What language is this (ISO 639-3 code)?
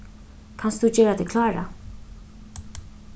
fao